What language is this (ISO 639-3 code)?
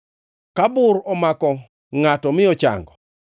luo